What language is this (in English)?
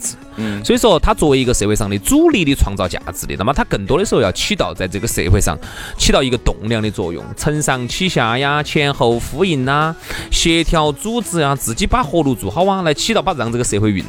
Chinese